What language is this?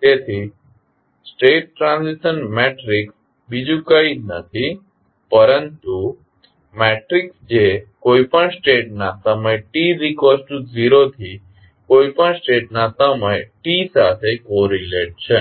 Gujarati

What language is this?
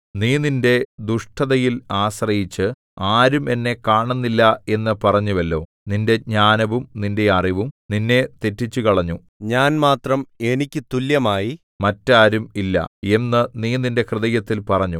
Malayalam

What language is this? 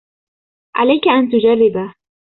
Arabic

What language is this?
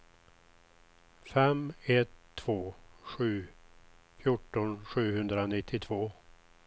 Swedish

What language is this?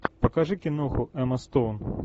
Russian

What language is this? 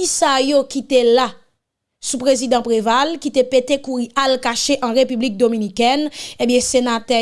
French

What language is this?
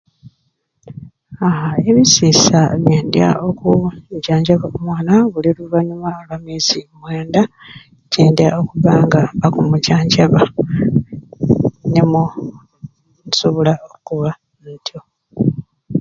Ruuli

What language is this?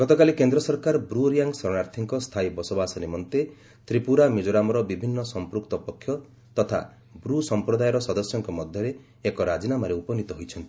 Odia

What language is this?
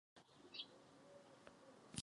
Czech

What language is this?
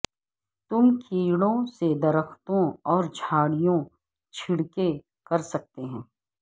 Urdu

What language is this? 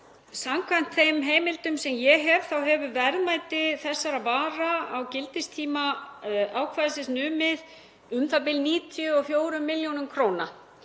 Icelandic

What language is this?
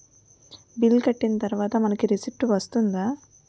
Telugu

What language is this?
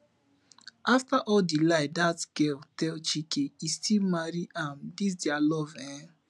Nigerian Pidgin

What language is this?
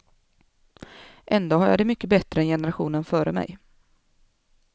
Swedish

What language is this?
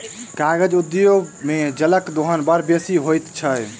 Maithili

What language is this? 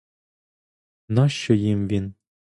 Ukrainian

